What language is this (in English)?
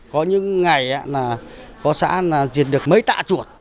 Vietnamese